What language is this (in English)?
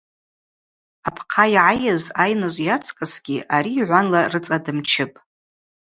Abaza